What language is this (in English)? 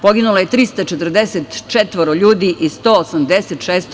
Serbian